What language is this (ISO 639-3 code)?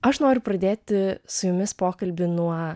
lit